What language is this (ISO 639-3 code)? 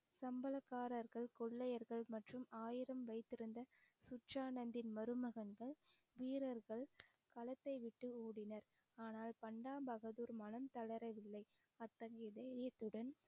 tam